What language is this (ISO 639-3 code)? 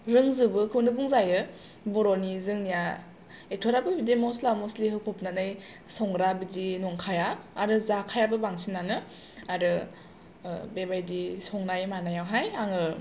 brx